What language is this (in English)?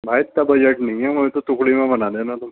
Urdu